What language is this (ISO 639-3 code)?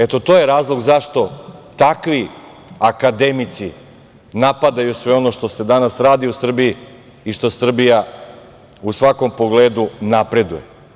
srp